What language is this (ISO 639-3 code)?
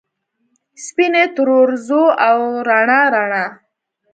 pus